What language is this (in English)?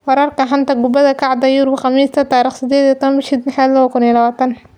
Somali